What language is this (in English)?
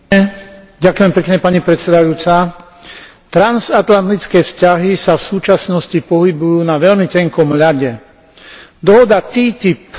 Slovak